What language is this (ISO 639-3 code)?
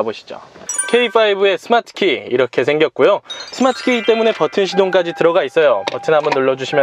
kor